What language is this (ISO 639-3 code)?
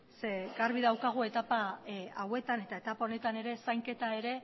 eus